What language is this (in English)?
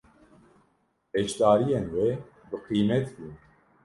Kurdish